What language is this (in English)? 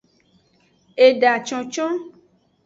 Aja (Benin)